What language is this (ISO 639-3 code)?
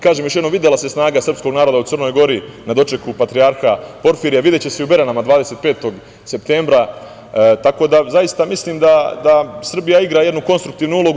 srp